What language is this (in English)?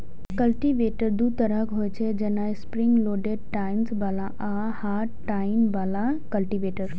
Maithili